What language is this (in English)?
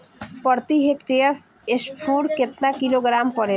Bhojpuri